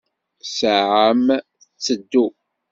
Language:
Kabyle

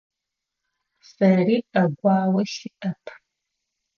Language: Adyghe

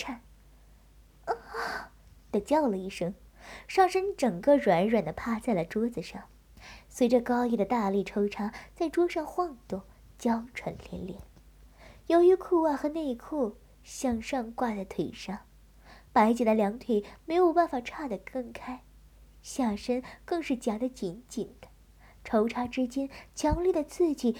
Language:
Chinese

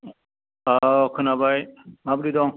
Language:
Bodo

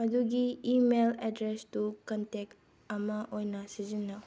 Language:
Manipuri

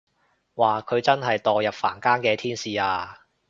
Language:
Cantonese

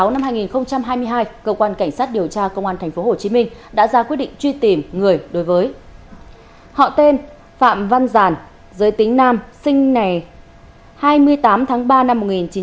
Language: Vietnamese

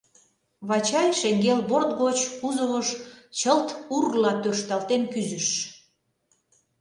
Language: Mari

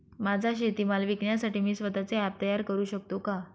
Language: Marathi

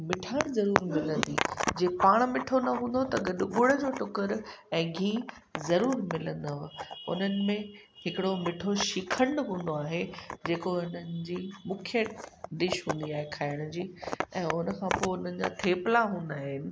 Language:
Sindhi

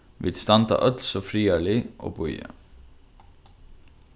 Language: Faroese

